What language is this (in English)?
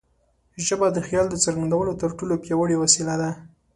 Pashto